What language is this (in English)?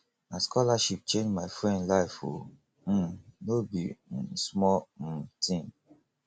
Nigerian Pidgin